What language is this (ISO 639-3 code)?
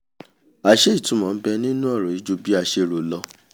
yor